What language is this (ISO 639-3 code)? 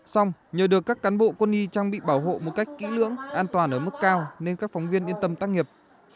vie